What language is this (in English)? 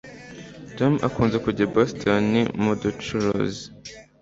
Kinyarwanda